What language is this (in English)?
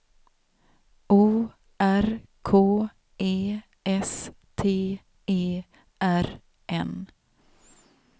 Swedish